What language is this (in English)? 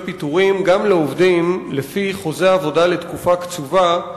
Hebrew